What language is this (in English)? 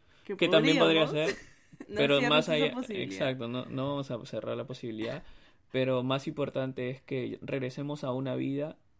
Spanish